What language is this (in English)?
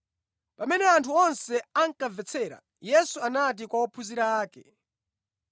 Nyanja